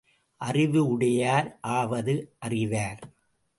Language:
Tamil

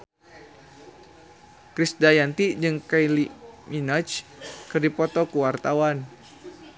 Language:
Sundanese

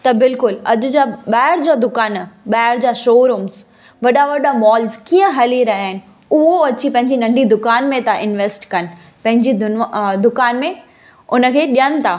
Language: Sindhi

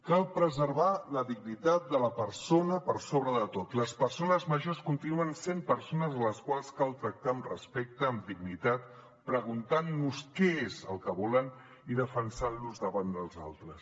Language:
Catalan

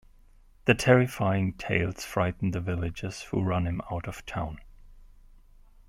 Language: English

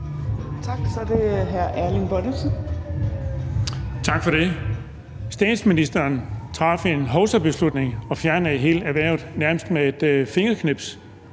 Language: Danish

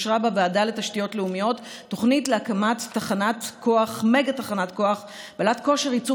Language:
Hebrew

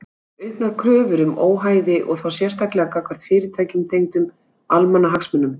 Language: Icelandic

